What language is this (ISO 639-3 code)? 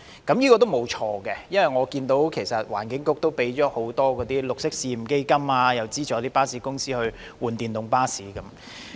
yue